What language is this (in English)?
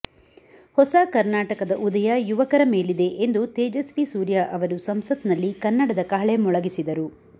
Kannada